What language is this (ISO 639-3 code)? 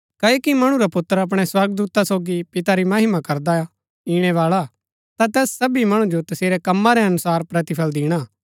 gbk